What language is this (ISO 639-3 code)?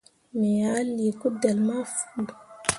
mua